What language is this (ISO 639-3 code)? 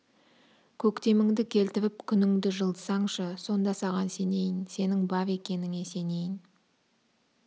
kaz